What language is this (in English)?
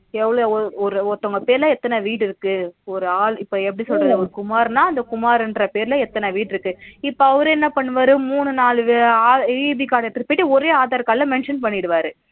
Tamil